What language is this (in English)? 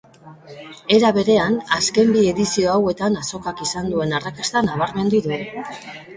Basque